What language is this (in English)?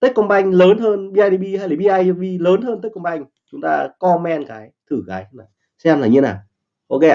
Vietnamese